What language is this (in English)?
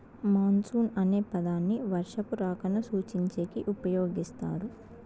Telugu